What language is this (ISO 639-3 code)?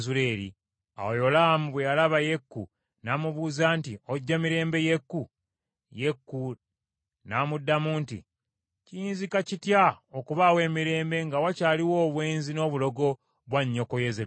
lug